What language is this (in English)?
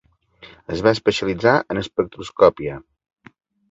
Catalan